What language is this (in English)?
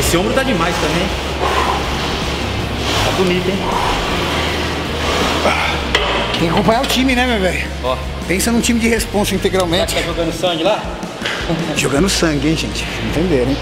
Portuguese